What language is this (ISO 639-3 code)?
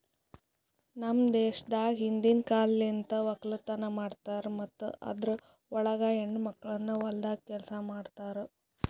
kan